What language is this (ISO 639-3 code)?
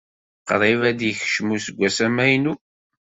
kab